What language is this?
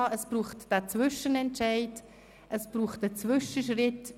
Swiss German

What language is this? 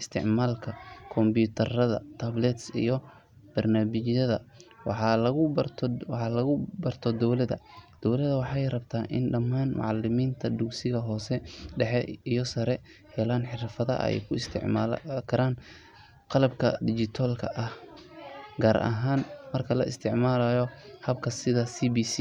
Somali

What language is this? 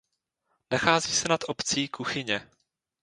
Czech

